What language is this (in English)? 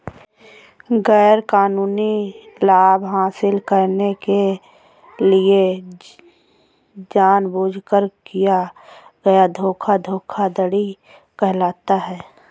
Hindi